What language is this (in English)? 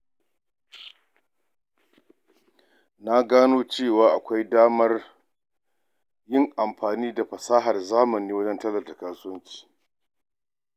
Hausa